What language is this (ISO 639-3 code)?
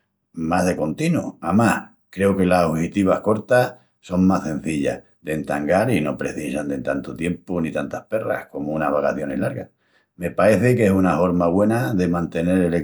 ext